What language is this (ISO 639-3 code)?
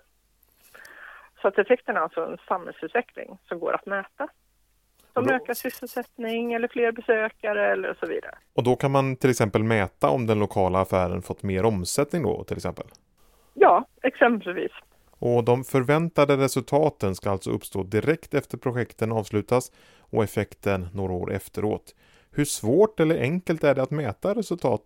swe